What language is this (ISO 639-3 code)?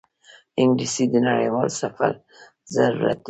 pus